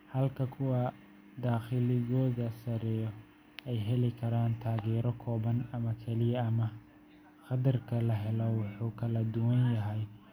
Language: Somali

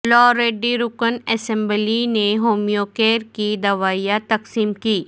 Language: Urdu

